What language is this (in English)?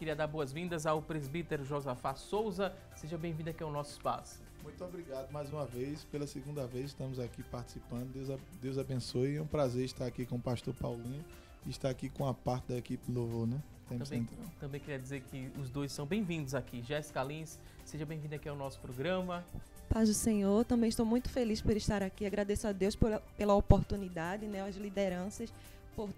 Portuguese